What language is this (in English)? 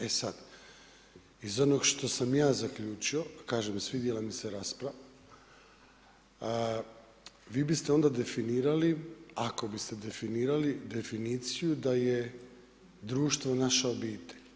Croatian